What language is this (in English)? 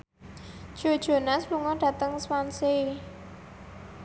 Javanese